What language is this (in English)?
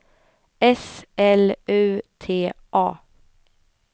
Swedish